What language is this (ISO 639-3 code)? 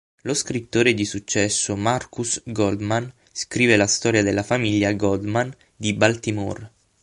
ita